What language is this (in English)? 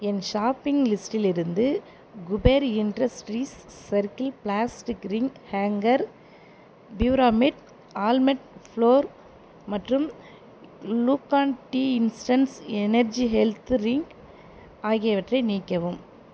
Tamil